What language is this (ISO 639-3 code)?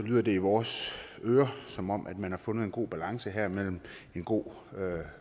dan